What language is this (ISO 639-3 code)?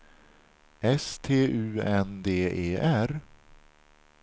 swe